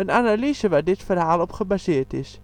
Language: Dutch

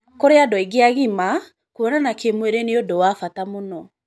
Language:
Kikuyu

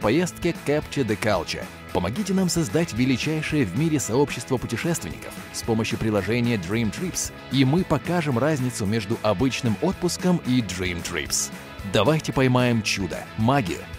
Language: Russian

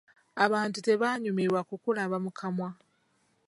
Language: Ganda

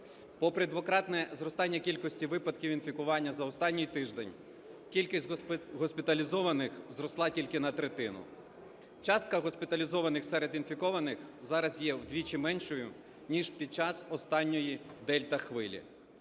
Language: Ukrainian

